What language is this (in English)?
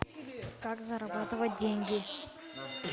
Russian